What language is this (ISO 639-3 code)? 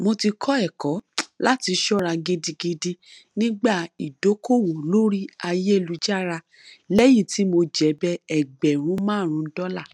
yor